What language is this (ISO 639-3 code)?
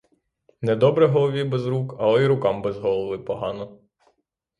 ukr